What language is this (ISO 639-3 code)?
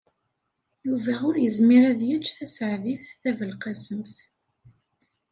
kab